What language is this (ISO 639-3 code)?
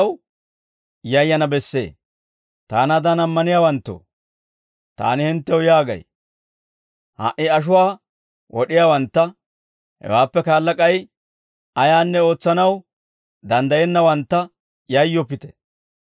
dwr